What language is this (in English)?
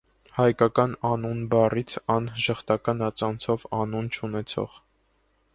Armenian